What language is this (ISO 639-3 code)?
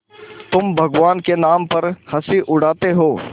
hin